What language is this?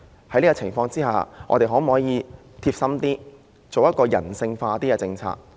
Cantonese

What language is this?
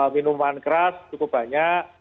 Indonesian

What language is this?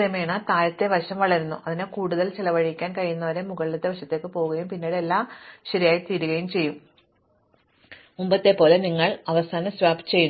Malayalam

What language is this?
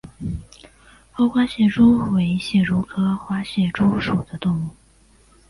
Chinese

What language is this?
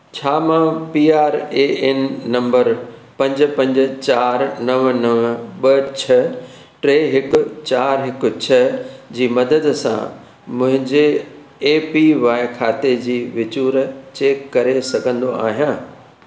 Sindhi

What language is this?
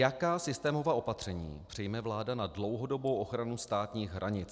Czech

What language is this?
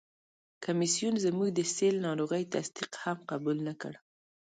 Pashto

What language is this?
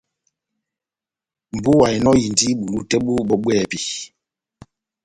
Batanga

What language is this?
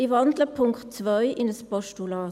Swiss German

